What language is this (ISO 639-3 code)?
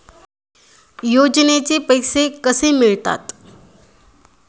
mar